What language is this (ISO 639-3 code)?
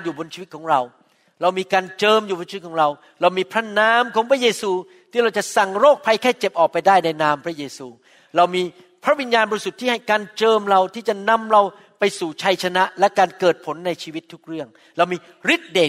tha